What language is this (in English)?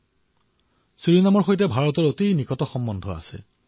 Assamese